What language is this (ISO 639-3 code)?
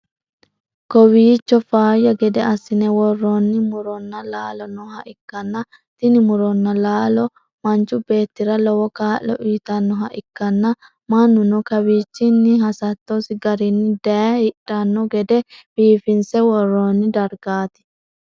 sid